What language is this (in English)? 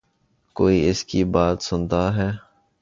Urdu